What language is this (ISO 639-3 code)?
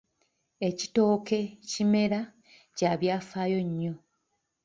lug